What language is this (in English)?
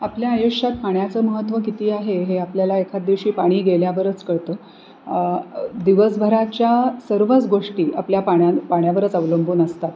Marathi